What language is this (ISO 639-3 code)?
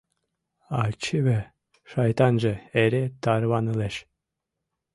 chm